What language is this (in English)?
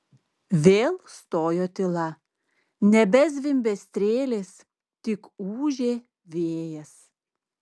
Lithuanian